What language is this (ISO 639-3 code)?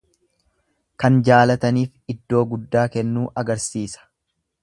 orm